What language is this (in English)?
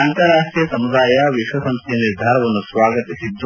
Kannada